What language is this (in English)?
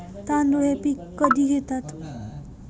Marathi